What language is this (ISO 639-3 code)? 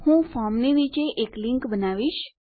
guj